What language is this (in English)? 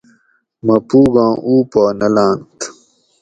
Gawri